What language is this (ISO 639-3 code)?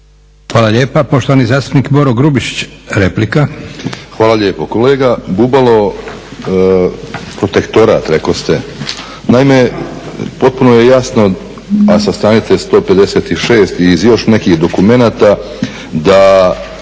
hrv